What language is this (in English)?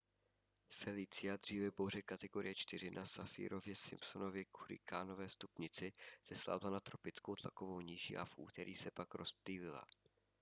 Czech